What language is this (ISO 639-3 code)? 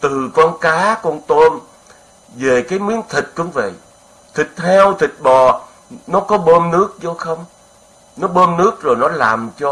vie